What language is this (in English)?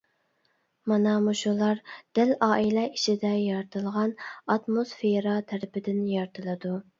Uyghur